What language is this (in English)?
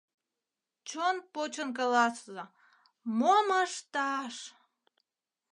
Mari